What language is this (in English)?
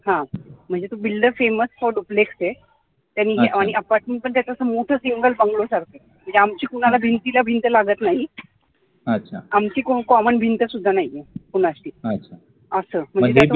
Marathi